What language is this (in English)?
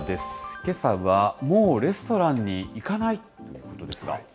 Japanese